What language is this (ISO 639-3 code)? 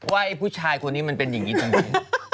tha